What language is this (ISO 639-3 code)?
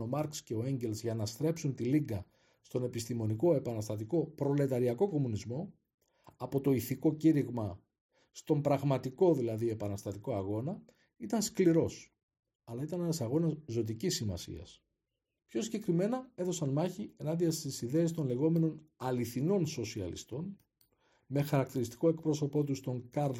ell